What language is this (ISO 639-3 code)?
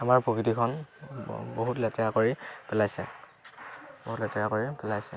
asm